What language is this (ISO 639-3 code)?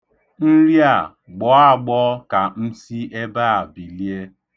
ibo